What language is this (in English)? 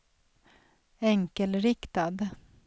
Swedish